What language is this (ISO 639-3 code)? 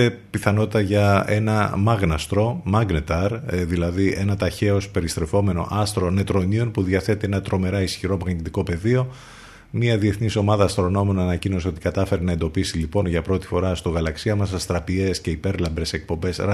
ell